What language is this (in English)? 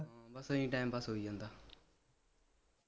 Punjabi